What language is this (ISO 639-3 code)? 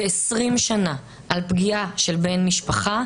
heb